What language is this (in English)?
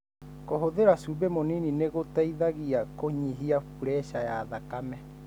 Kikuyu